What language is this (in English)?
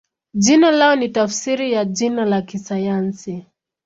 Swahili